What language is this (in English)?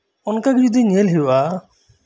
Santali